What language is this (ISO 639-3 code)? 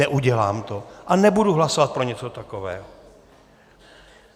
ces